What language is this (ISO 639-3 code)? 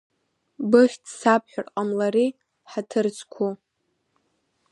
abk